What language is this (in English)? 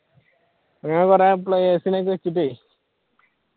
Malayalam